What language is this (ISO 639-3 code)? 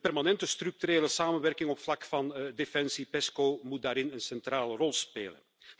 nld